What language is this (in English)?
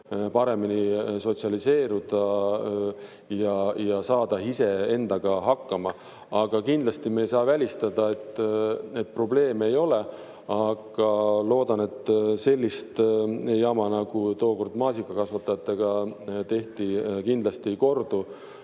Estonian